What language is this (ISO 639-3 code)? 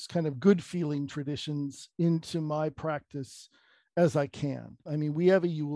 eng